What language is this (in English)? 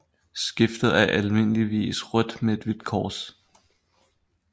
Danish